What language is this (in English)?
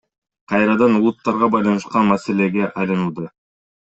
Kyrgyz